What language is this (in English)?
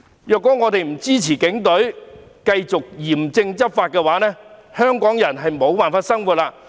Cantonese